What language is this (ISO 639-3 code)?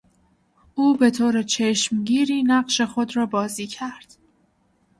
fas